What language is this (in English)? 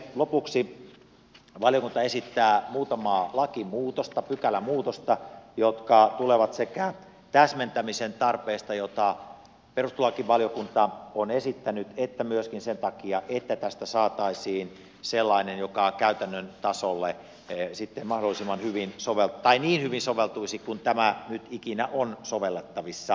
Finnish